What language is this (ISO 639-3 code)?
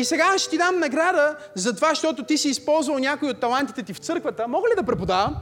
bul